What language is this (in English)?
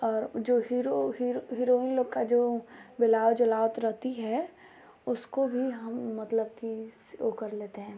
Hindi